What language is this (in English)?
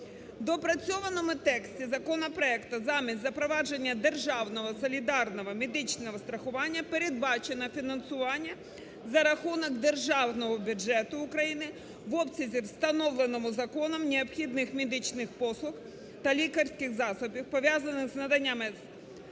Ukrainian